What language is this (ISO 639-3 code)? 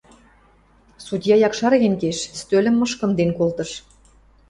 mrj